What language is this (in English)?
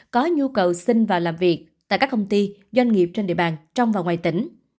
Vietnamese